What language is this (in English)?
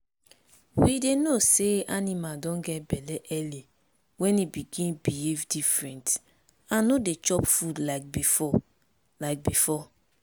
Nigerian Pidgin